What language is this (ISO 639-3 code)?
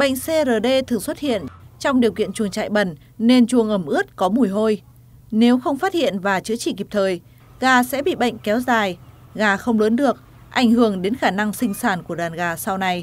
vie